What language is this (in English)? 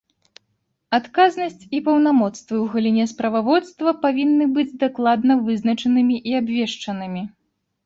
Belarusian